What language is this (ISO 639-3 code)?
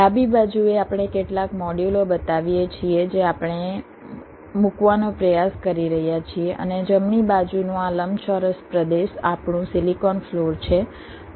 guj